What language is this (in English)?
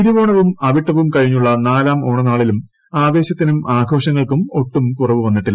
Malayalam